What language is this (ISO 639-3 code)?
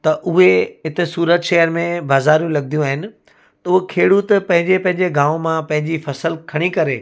snd